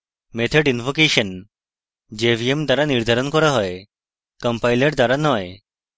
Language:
Bangla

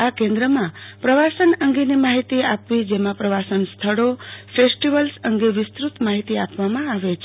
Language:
Gujarati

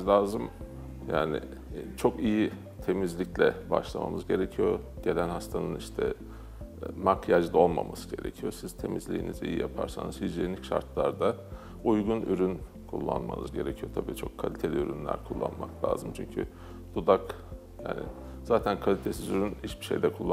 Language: Turkish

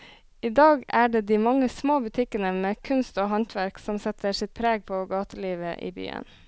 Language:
Norwegian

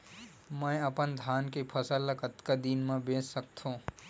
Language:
Chhattisgarhi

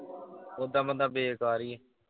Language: Punjabi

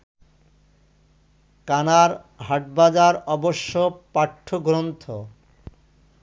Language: Bangla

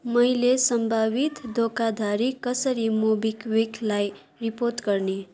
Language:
Nepali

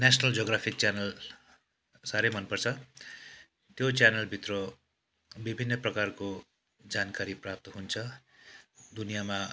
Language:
Nepali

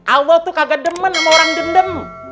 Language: Indonesian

